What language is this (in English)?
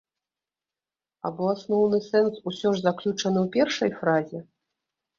Belarusian